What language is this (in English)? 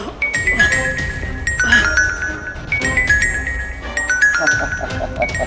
Indonesian